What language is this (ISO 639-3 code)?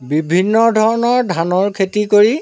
asm